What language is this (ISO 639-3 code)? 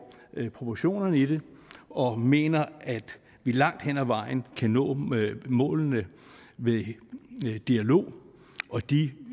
dan